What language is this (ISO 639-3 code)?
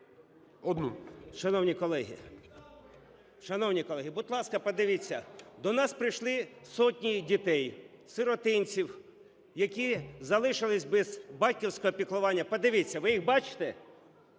ukr